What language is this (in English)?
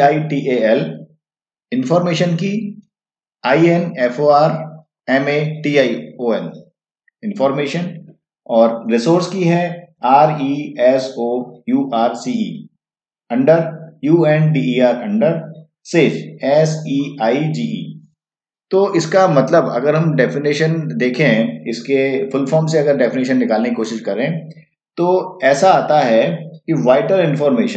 Hindi